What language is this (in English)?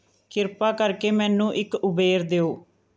Punjabi